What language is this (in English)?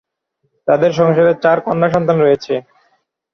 Bangla